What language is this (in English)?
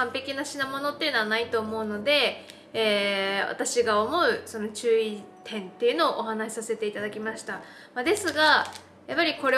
Japanese